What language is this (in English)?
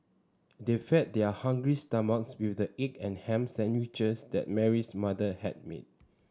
English